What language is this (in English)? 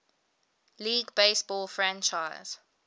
English